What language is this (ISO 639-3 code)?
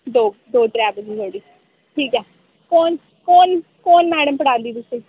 doi